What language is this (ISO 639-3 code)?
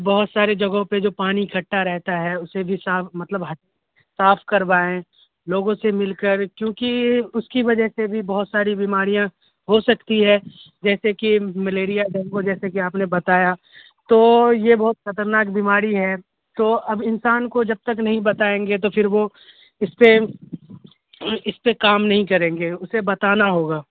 urd